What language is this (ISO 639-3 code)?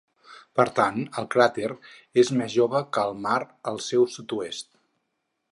cat